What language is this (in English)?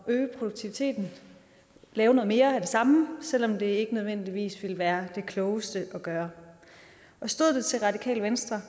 Danish